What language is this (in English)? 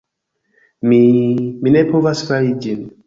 Esperanto